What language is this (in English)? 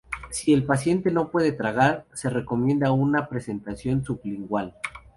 Spanish